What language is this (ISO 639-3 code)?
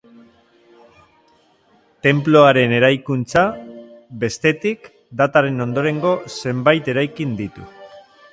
eus